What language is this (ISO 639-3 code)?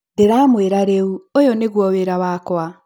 kik